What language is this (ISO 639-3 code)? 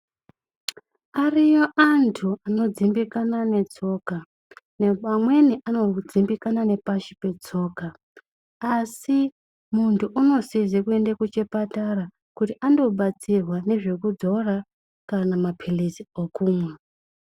ndc